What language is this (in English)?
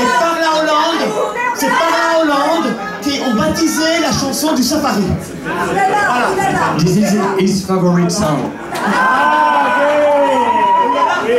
French